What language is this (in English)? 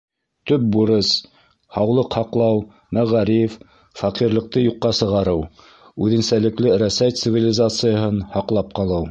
Bashkir